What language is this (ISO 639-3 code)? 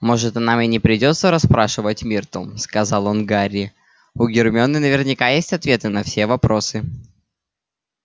rus